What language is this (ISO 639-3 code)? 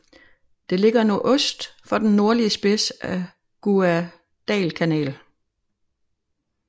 dan